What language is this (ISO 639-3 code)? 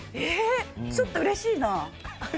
jpn